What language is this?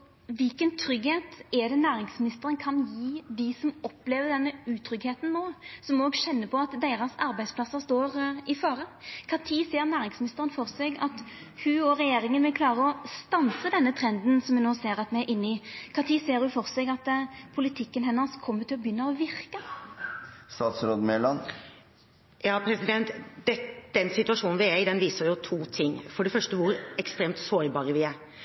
Norwegian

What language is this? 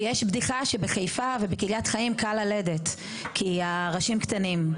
Hebrew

